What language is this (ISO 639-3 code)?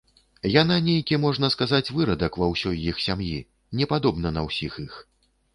bel